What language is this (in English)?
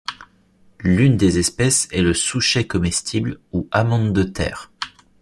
French